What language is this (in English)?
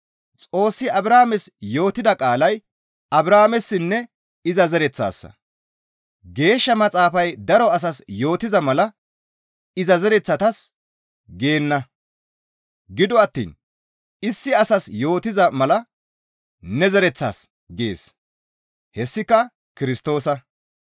Gamo